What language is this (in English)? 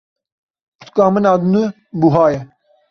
Kurdish